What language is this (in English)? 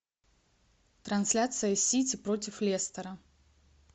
Russian